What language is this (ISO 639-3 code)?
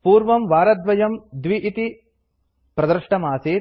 san